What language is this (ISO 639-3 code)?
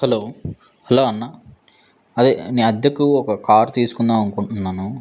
tel